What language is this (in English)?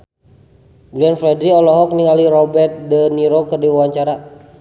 Sundanese